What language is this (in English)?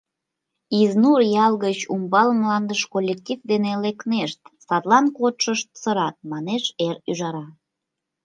Mari